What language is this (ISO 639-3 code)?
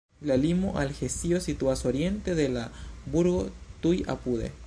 epo